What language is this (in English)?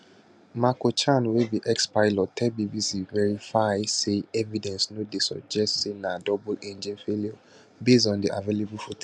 Nigerian Pidgin